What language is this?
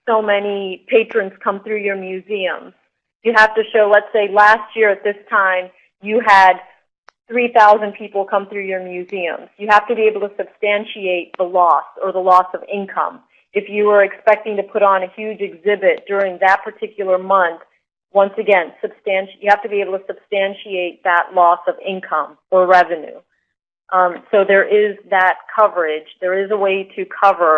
English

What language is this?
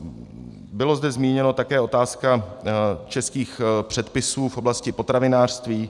Czech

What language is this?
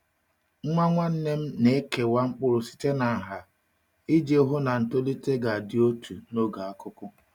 Igbo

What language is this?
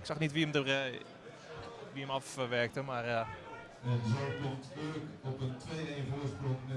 Dutch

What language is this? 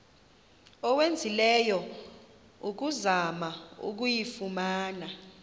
Xhosa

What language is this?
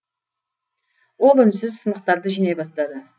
Kazakh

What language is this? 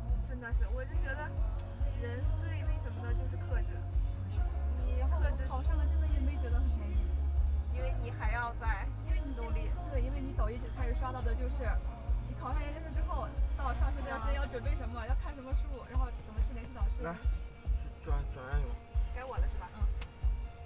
Chinese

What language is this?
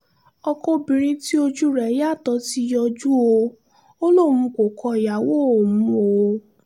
Yoruba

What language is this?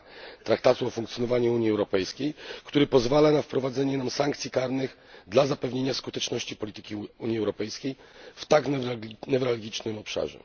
Polish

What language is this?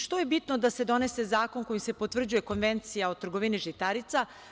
Serbian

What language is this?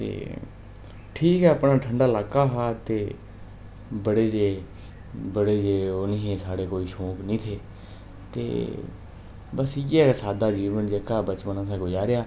Dogri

